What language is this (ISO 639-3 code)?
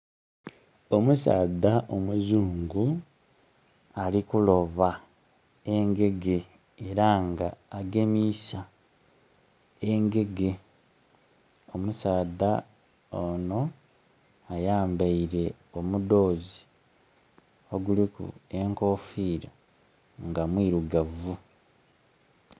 xog